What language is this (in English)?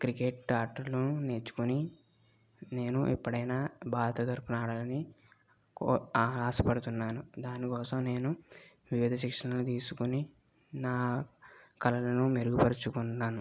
Telugu